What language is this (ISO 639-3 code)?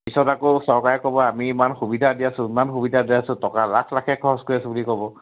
asm